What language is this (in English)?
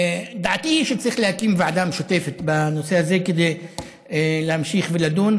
Hebrew